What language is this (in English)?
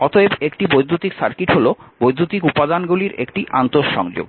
Bangla